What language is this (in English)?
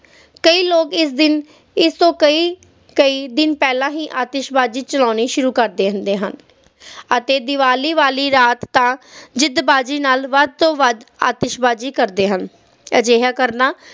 Punjabi